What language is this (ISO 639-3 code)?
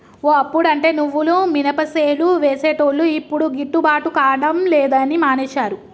tel